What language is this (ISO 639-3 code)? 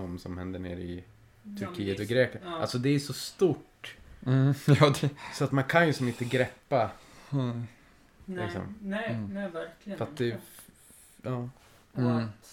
swe